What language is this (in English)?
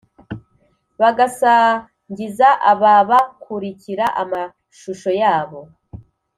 Kinyarwanda